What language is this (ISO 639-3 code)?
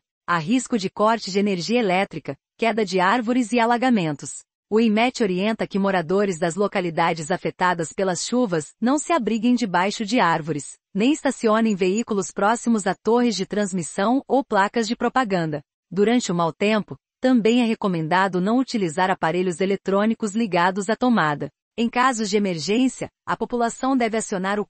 por